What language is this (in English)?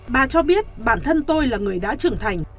Vietnamese